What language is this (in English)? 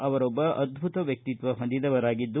Kannada